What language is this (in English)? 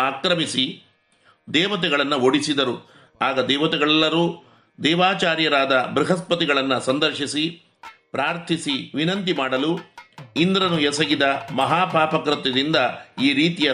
Kannada